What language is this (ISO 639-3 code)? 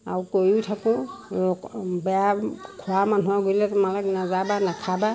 asm